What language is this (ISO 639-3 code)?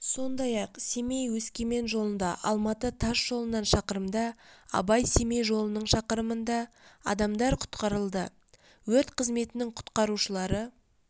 kaz